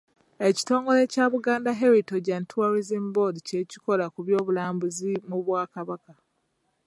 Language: Ganda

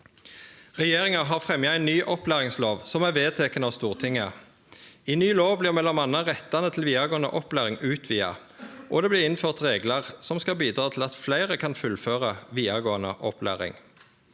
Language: Norwegian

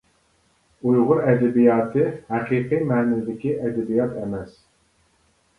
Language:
Uyghur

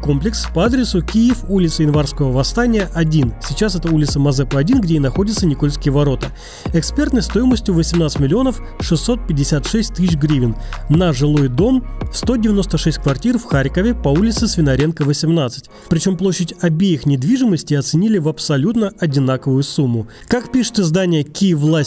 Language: Russian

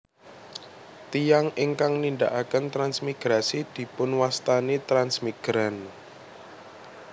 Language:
Javanese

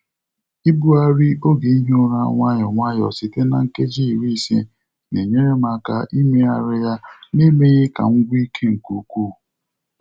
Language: Igbo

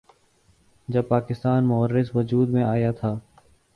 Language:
Urdu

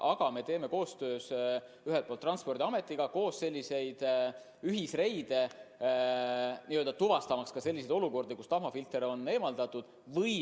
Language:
Estonian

